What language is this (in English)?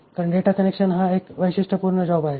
Marathi